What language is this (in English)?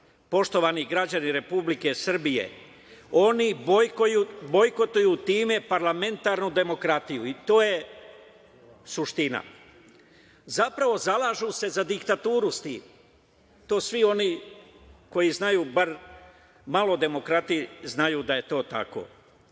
Serbian